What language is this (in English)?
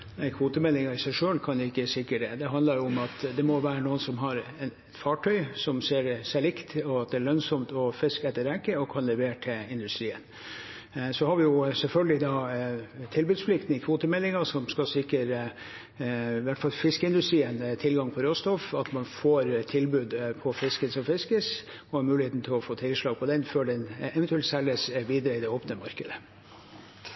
Norwegian Bokmål